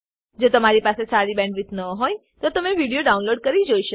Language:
Gujarati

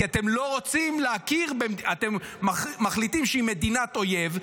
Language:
Hebrew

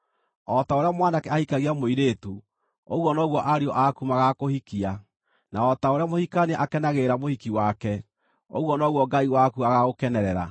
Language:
Kikuyu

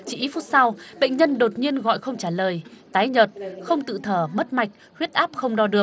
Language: Vietnamese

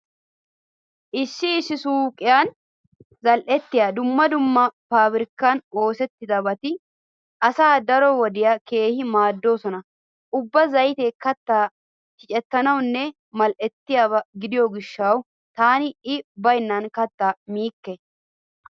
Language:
Wolaytta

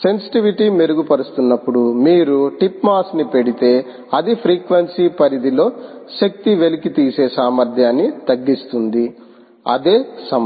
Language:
Telugu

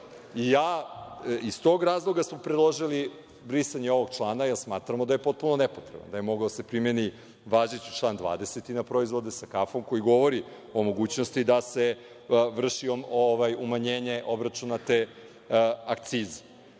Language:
Serbian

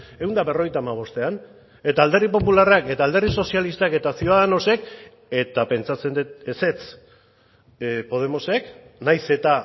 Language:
Basque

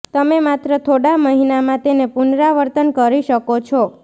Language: Gujarati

